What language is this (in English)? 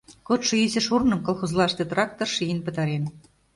Mari